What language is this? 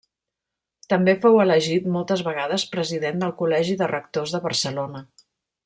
Catalan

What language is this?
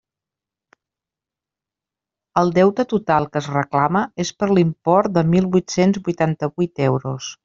Catalan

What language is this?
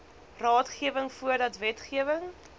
Afrikaans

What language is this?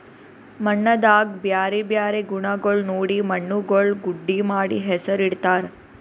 Kannada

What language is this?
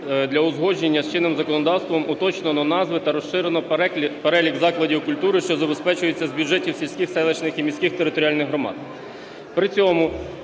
Ukrainian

